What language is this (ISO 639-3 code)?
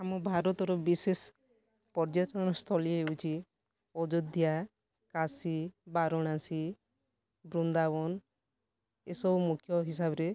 ori